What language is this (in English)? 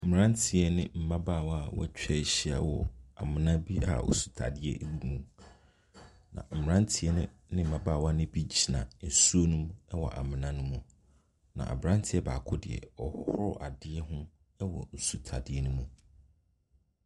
Akan